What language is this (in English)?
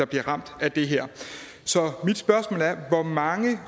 Danish